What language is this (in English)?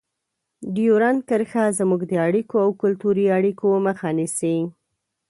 Pashto